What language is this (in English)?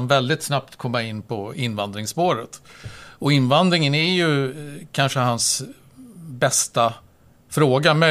Swedish